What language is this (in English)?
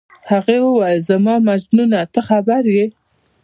Pashto